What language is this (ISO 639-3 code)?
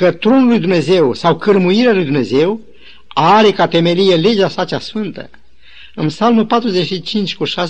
ron